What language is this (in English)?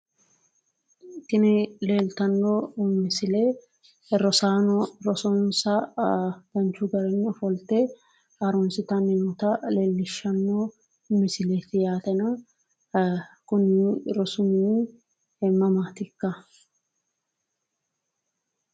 Sidamo